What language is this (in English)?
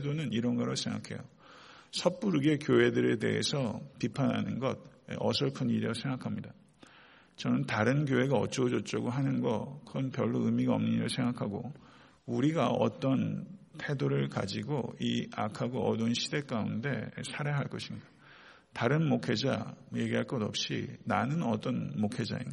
Korean